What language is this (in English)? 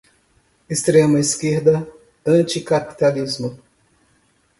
Portuguese